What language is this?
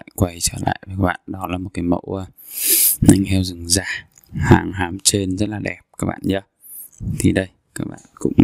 Vietnamese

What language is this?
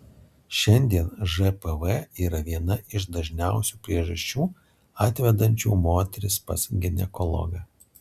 Lithuanian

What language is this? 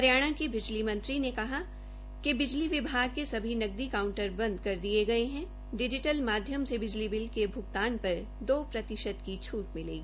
Hindi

